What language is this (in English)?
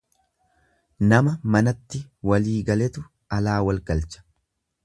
Oromo